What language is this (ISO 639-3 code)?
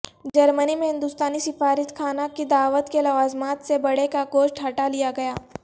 urd